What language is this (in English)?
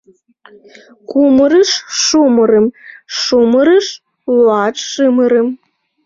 Mari